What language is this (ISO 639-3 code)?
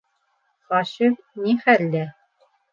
bak